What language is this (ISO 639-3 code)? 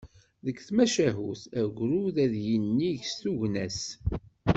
kab